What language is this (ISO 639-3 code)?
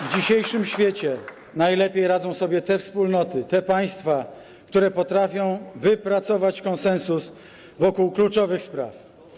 pol